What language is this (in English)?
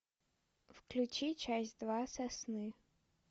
Russian